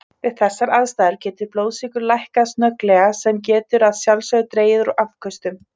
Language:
Icelandic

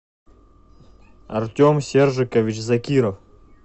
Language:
Russian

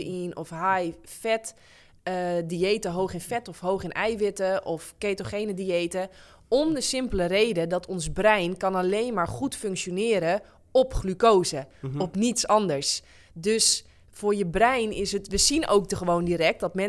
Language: Dutch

